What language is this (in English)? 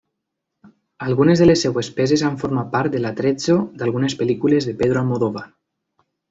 Catalan